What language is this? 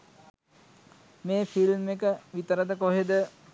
Sinhala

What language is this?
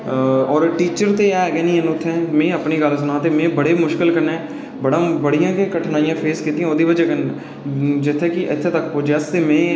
Dogri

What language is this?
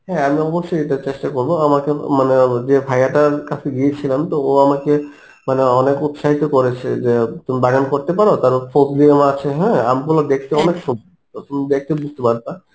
Bangla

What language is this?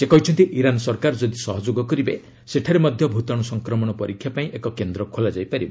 Odia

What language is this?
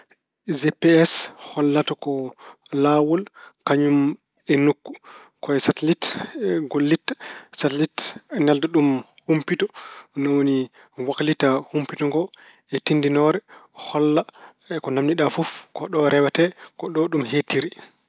Fula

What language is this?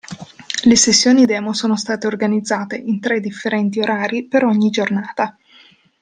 Italian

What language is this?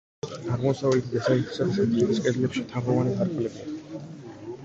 Georgian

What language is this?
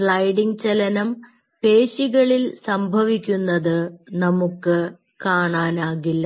Malayalam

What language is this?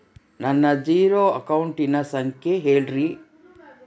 Kannada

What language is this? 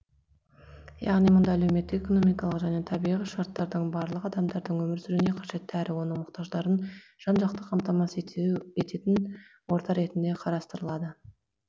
Kazakh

